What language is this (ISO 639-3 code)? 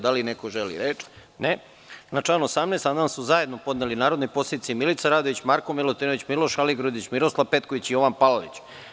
srp